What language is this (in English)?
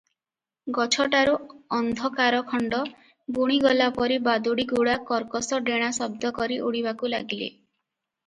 Odia